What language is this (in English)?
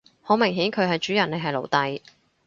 Cantonese